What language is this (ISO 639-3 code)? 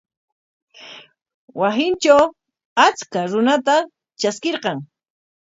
qwa